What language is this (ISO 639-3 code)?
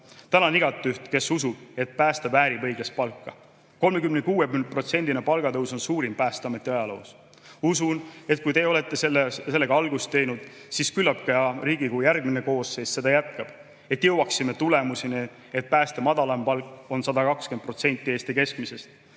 est